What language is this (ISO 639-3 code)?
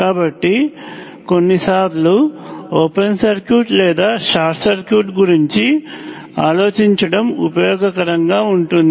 tel